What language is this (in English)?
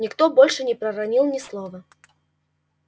Russian